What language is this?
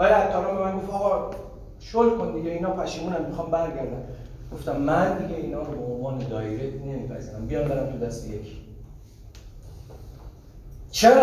Persian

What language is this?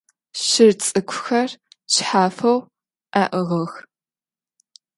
Adyghe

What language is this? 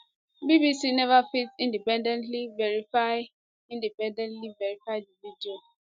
Nigerian Pidgin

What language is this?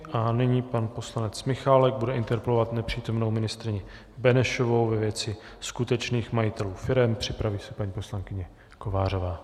Czech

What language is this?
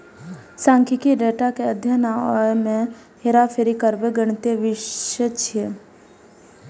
Maithili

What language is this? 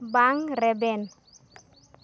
Santali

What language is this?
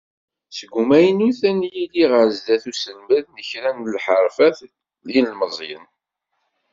Kabyle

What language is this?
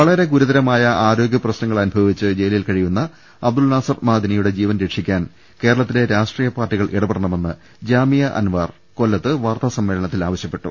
Malayalam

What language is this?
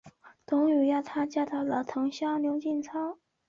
Chinese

